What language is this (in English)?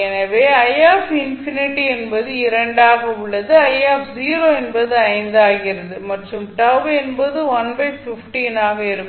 Tamil